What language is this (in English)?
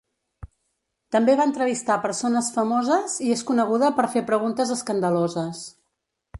Catalan